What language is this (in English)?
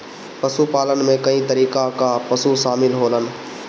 Bhojpuri